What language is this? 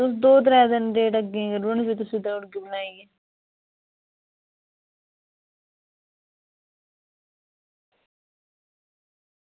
Dogri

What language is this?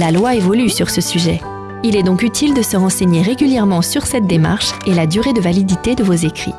French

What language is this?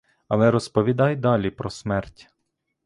Ukrainian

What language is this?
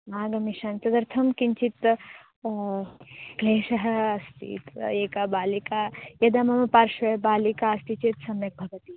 Sanskrit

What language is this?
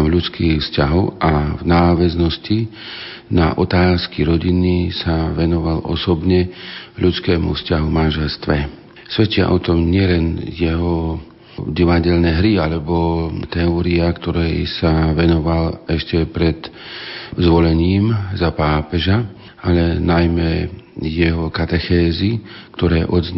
Slovak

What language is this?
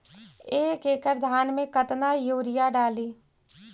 Magahi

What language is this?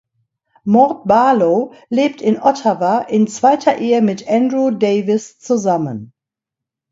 German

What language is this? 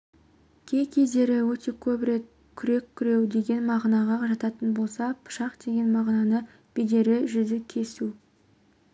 Kazakh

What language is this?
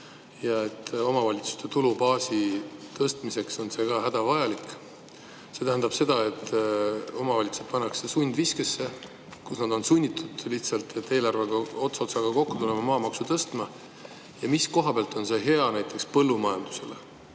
Estonian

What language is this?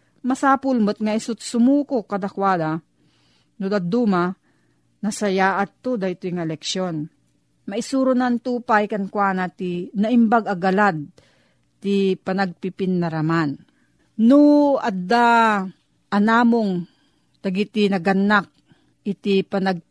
Filipino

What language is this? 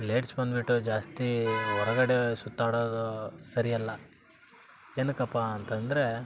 Kannada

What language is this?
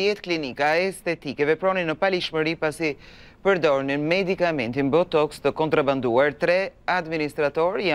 Romanian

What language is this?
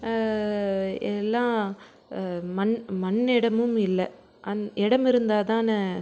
Tamil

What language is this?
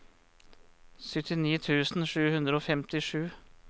Norwegian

